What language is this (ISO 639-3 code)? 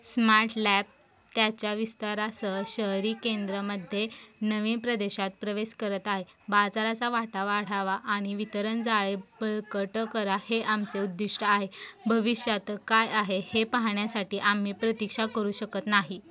mar